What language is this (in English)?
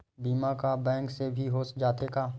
Chhattisgarhi